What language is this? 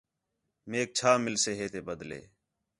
Khetrani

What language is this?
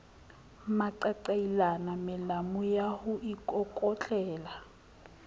Southern Sotho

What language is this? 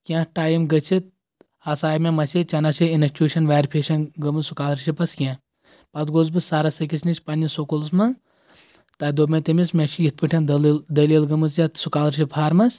Kashmiri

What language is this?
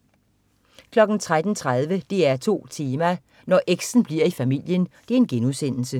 Danish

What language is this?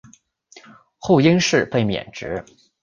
Chinese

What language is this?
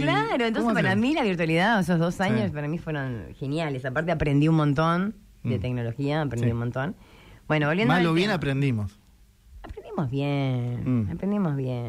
Spanish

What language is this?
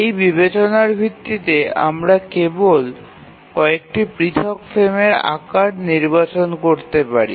Bangla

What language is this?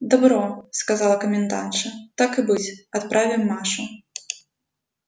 Russian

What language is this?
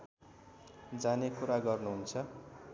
Nepali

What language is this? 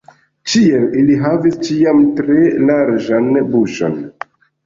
Esperanto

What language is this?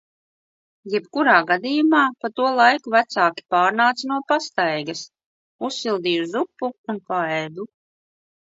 Latvian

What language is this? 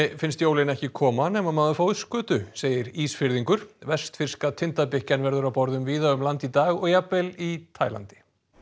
Icelandic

